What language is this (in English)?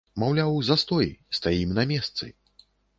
Belarusian